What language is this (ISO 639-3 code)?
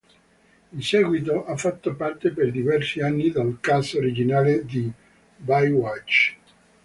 ita